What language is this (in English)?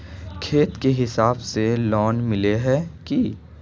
Magahi